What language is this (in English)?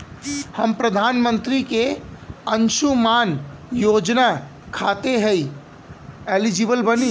Bhojpuri